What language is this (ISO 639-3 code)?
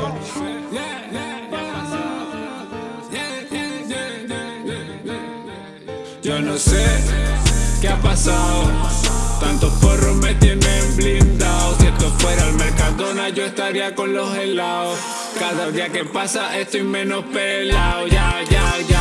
spa